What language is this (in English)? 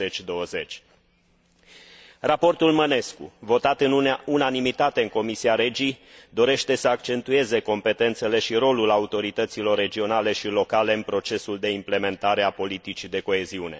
Romanian